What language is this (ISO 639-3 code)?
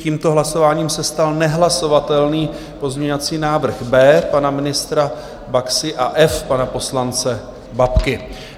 ces